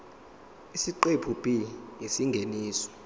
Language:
Zulu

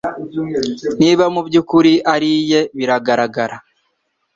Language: Kinyarwanda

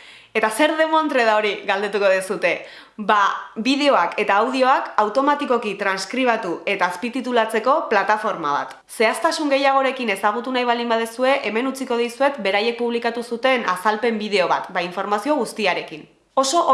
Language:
Basque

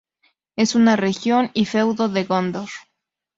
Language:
Spanish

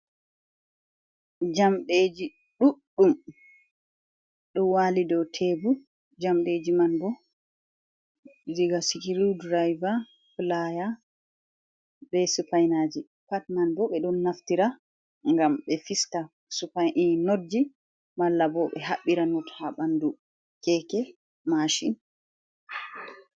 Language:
Fula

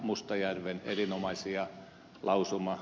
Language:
Finnish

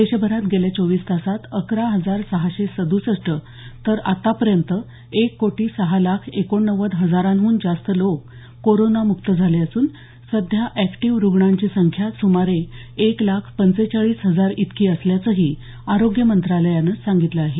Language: Marathi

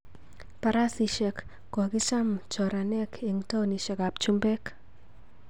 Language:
Kalenjin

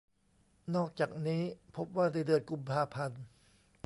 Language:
Thai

